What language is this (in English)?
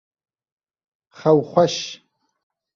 Kurdish